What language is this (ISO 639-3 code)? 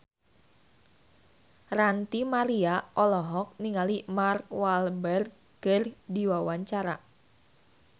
sun